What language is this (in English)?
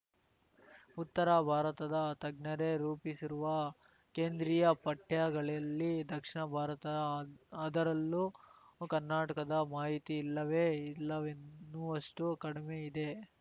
Kannada